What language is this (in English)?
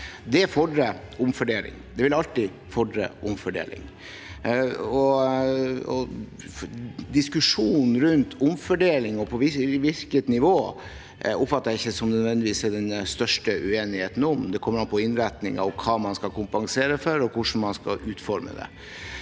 Norwegian